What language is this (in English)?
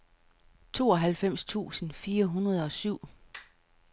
Danish